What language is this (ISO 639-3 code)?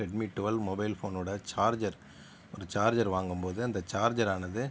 tam